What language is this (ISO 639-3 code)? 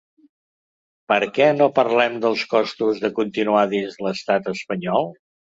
cat